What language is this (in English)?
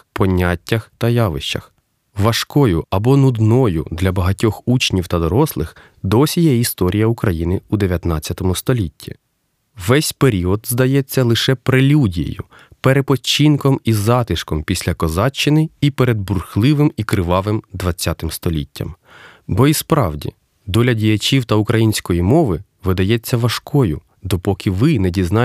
Ukrainian